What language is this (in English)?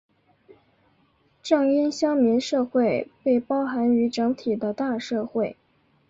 Chinese